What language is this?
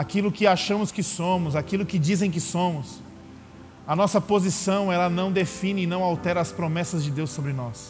Portuguese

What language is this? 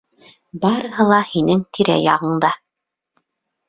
Bashkir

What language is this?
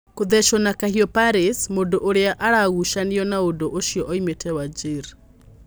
Kikuyu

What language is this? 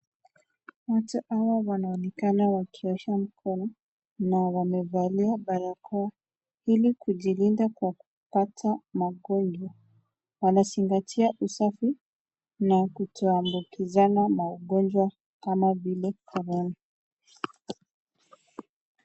Swahili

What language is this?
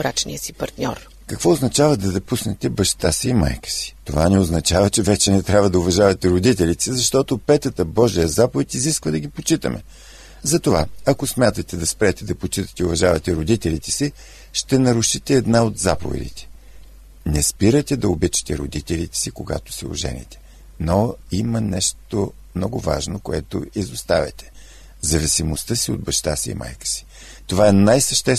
Bulgarian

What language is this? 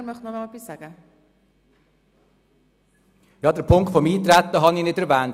Swiss German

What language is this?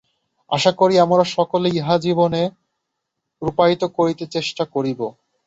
Bangla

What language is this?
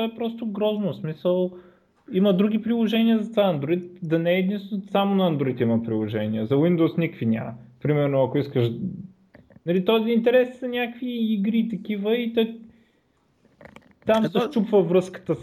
Bulgarian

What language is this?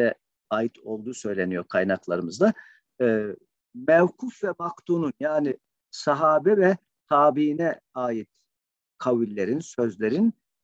Turkish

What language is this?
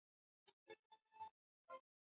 Swahili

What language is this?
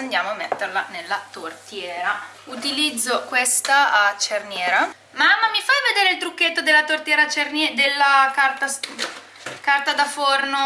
Italian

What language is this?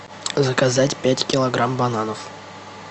Russian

